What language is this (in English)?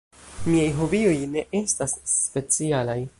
Esperanto